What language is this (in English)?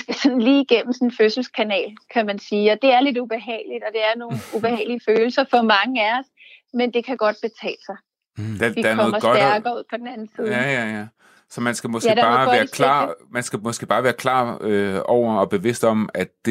Danish